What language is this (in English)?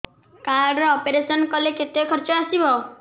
Odia